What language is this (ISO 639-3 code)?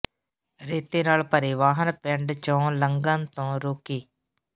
pan